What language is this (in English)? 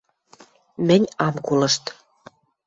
Western Mari